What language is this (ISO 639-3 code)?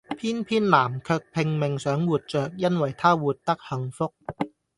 yue